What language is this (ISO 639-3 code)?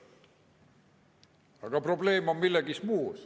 est